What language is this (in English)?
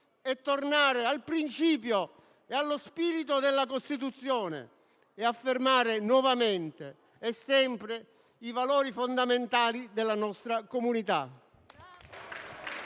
Italian